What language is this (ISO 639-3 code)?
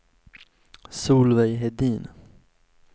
swe